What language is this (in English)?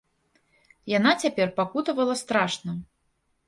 Belarusian